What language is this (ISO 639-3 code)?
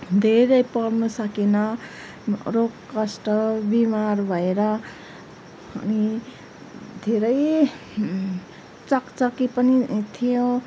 nep